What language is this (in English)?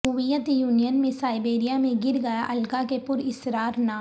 Urdu